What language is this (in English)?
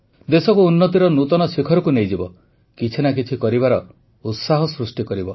Odia